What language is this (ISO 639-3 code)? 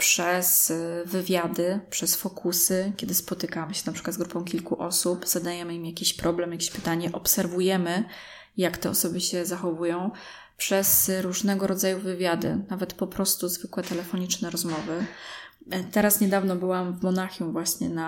pol